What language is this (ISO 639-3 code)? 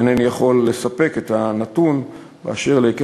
heb